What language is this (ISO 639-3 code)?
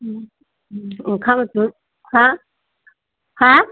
brx